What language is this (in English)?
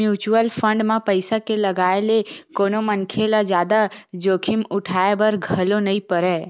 Chhattisgarhi